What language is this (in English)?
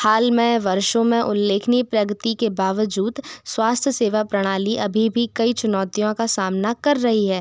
Hindi